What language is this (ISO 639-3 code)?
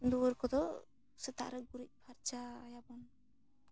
sat